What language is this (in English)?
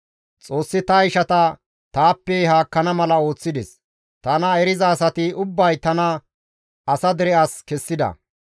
Gamo